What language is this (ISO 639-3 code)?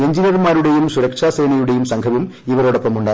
mal